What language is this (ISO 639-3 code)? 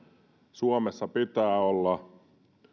fin